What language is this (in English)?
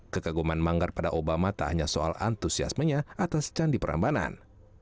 Indonesian